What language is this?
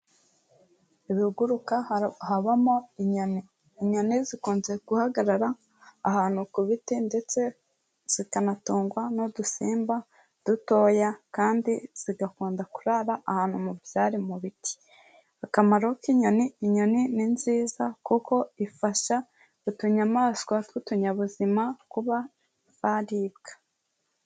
Kinyarwanda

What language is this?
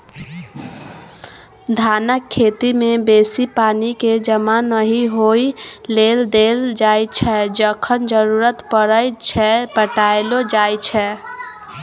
Maithili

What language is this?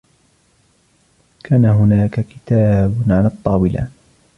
Arabic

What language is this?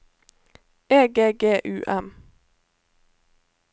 Norwegian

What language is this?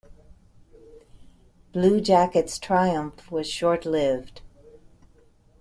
English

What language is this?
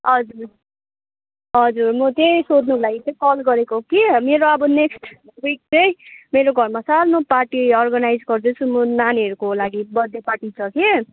Nepali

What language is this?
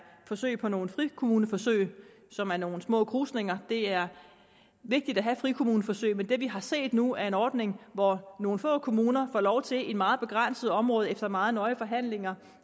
Danish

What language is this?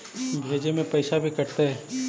Magahi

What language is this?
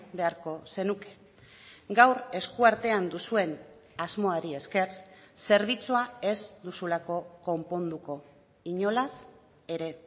Basque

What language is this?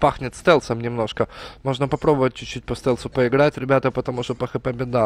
Russian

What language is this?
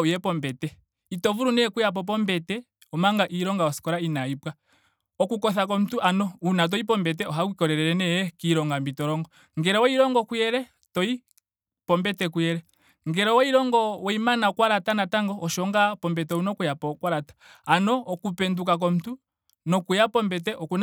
Ndonga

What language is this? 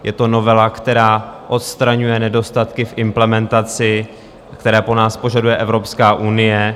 Czech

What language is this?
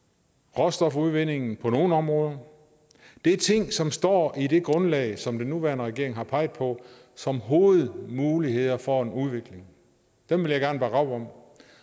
Danish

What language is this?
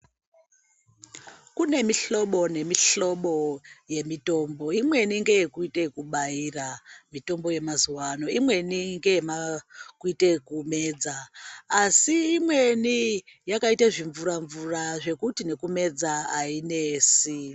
Ndau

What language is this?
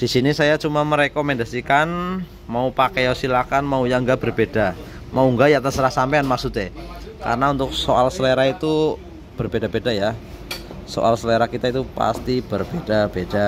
Indonesian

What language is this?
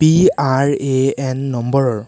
Assamese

